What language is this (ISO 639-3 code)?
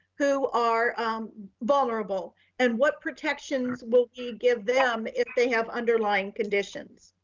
eng